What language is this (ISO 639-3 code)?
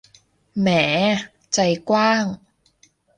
tha